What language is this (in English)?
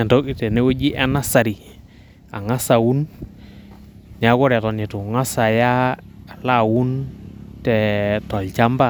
Masai